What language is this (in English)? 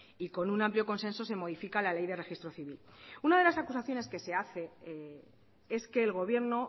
Spanish